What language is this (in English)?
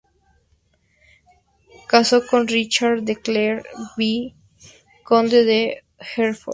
Spanish